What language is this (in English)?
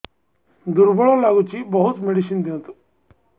Odia